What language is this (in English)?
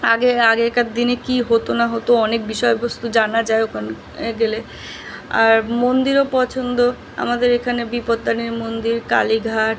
Bangla